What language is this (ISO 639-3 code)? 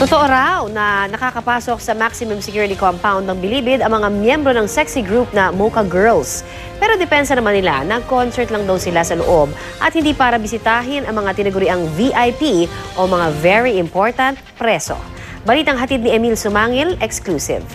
fil